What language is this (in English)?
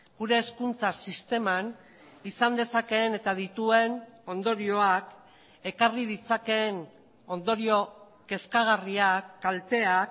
Basque